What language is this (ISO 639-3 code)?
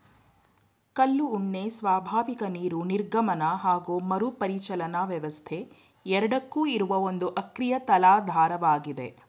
kan